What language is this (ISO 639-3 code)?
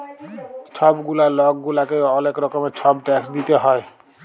ben